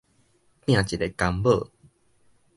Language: Min Nan Chinese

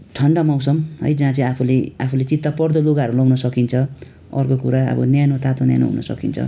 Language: Nepali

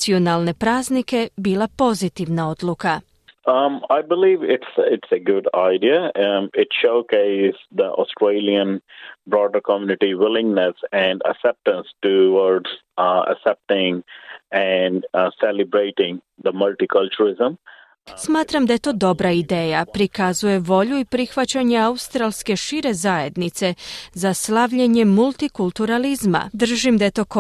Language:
Croatian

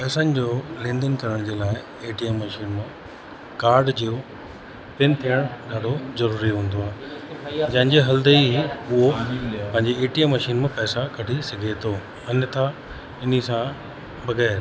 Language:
Sindhi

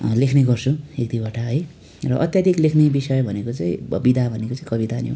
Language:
Nepali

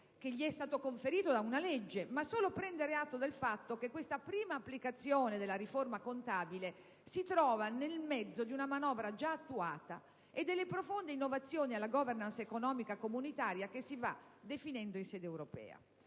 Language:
Italian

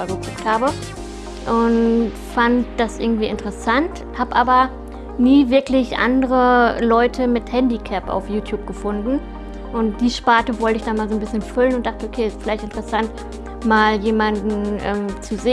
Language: German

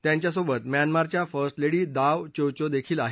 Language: Marathi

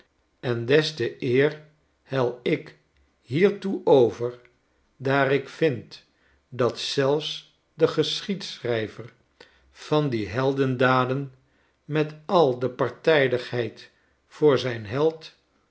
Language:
Dutch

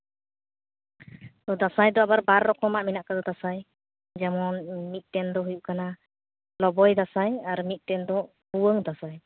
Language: Santali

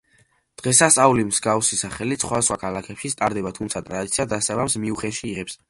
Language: Georgian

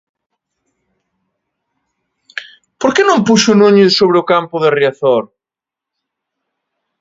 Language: Galician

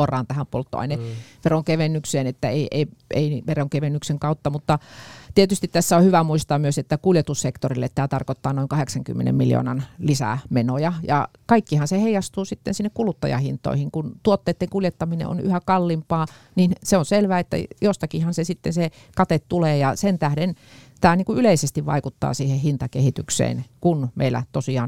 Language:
Finnish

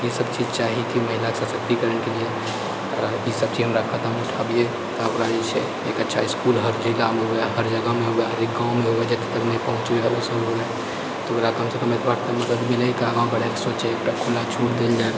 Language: Maithili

